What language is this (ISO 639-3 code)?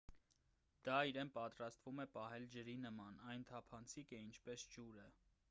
hye